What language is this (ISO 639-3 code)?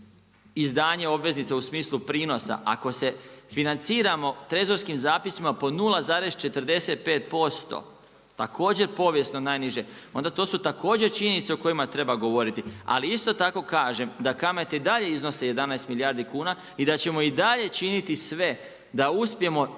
hrv